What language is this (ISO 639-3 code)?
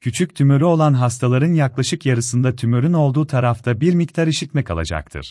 tur